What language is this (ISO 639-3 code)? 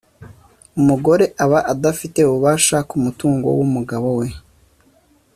kin